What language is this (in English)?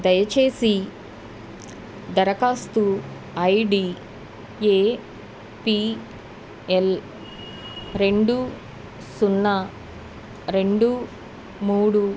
Telugu